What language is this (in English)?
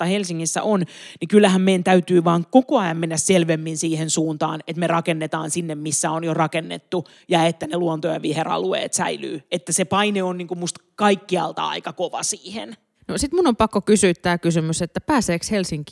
Finnish